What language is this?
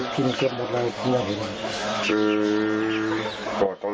Thai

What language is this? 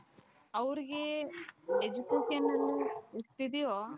Kannada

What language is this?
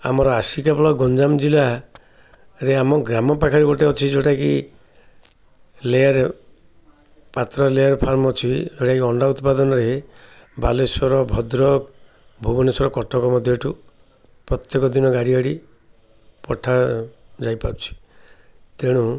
Odia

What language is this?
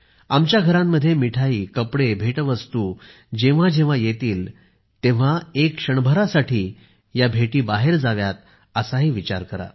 Marathi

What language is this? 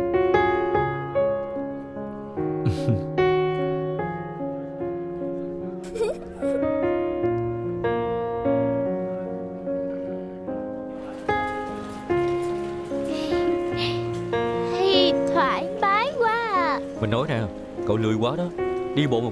Vietnamese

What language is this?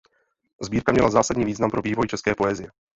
Czech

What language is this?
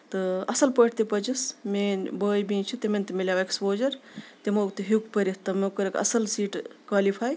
Kashmiri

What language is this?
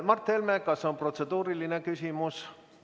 Estonian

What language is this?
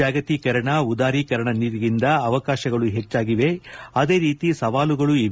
Kannada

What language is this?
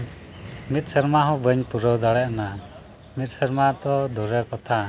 Santali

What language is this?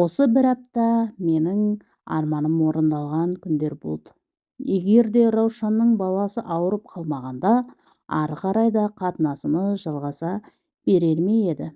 Turkish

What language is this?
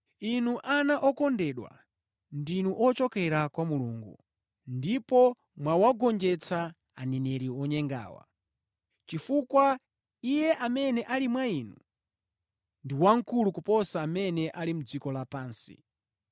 Nyanja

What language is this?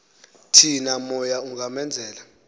Xhosa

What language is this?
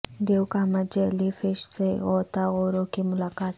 Urdu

